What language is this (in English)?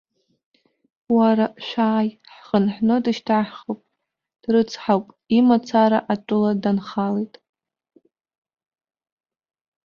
Abkhazian